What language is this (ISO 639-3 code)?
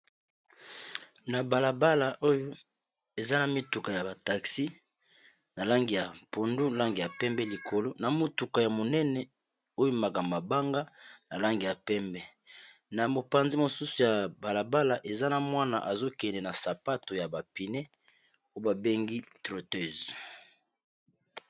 lin